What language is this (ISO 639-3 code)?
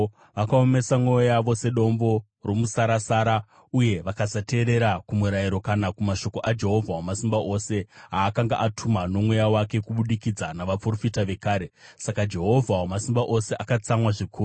sna